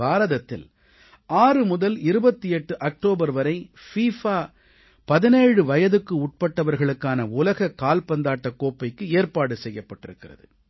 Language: Tamil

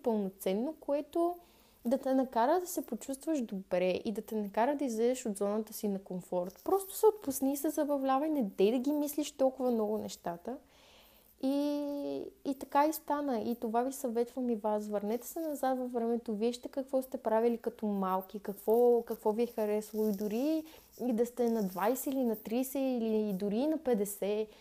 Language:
Bulgarian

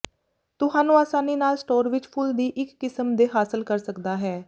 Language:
Punjabi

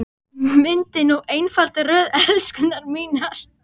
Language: Icelandic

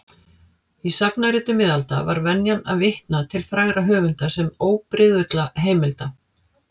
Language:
Icelandic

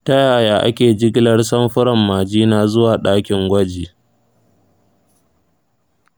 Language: Hausa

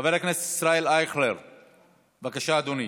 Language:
Hebrew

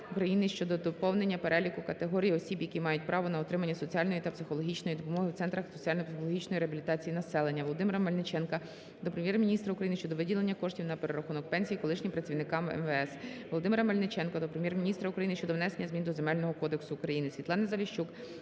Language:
Ukrainian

